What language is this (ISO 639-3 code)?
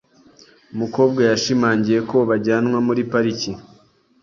kin